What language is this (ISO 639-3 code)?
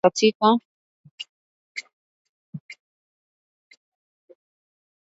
swa